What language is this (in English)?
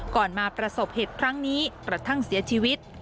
Thai